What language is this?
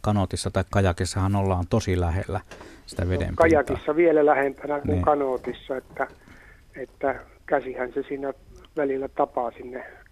Finnish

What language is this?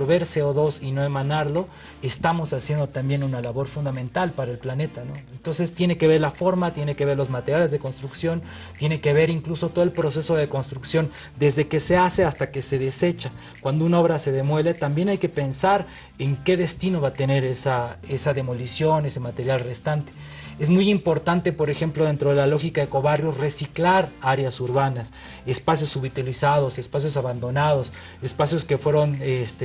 Spanish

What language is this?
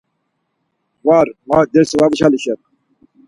Laz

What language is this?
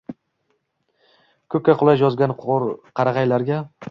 Uzbek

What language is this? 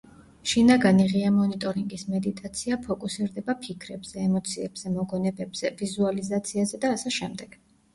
Georgian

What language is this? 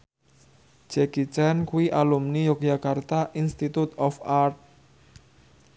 Javanese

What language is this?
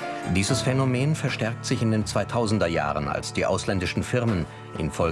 German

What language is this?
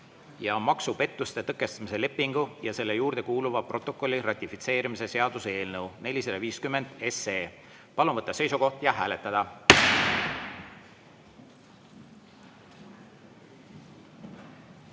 Estonian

